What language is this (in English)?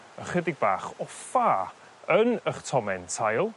Welsh